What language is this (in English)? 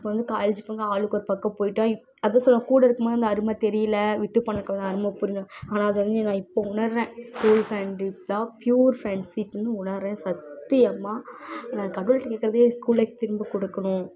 Tamil